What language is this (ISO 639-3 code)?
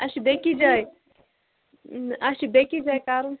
kas